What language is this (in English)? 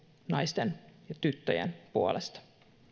Finnish